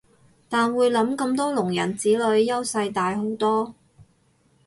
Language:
Cantonese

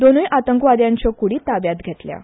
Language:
Konkani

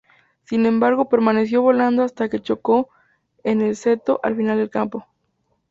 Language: Spanish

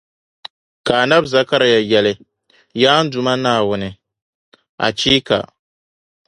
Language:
Dagbani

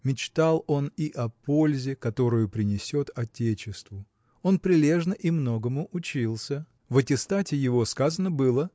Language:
Russian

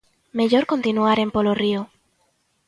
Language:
Galician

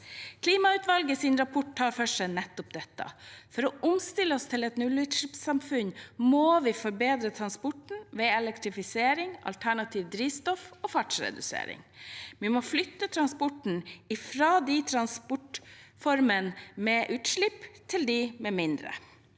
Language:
Norwegian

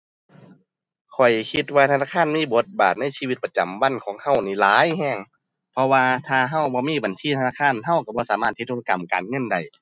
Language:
Thai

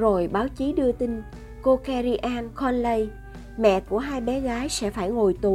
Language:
Vietnamese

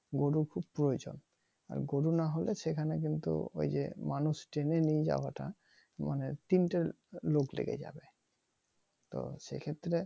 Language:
Bangla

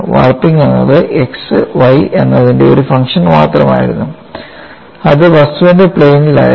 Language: Malayalam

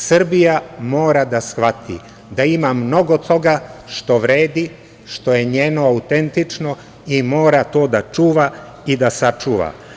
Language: Serbian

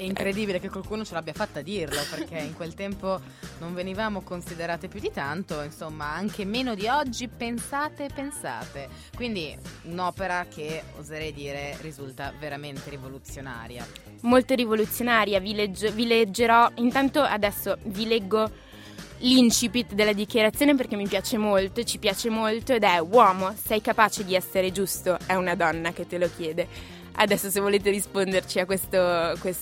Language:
Italian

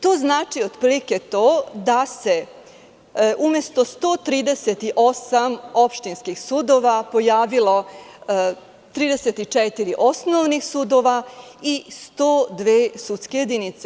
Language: Serbian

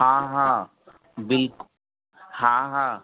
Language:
Sindhi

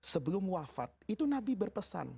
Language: Indonesian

